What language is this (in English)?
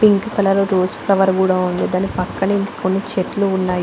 Telugu